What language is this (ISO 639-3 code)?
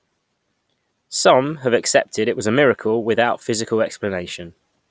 eng